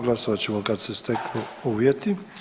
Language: Croatian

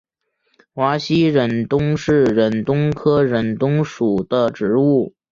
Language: Chinese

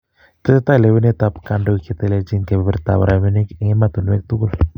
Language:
Kalenjin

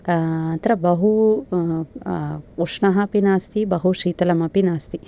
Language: Sanskrit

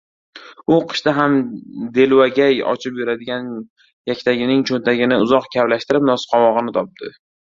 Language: Uzbek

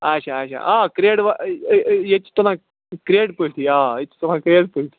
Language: Kashmiri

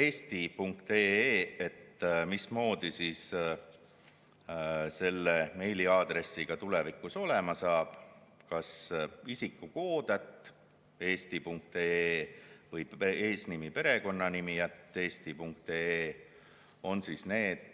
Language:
Estonian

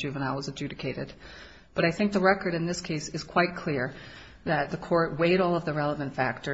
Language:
English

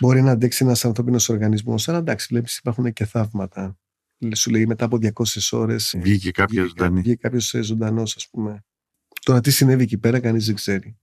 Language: Greek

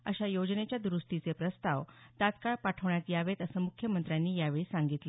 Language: Marathi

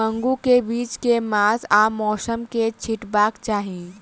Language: Maithili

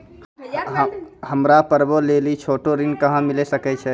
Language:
Maithili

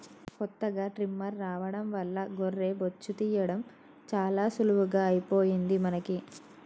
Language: Telugu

